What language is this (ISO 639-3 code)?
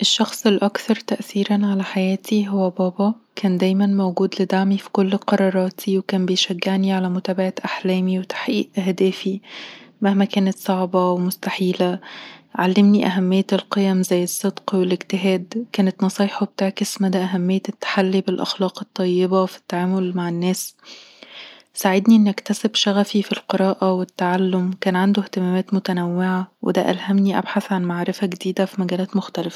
arz